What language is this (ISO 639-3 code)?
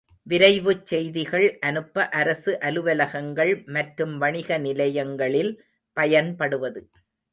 tam